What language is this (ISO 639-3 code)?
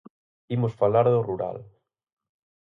glg